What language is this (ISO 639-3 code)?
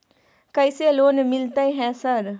mai